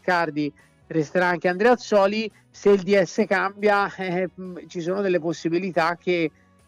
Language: Italian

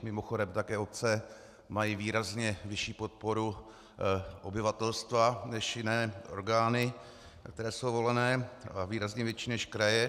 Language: Czech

